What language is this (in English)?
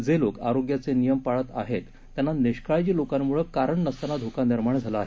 Marathi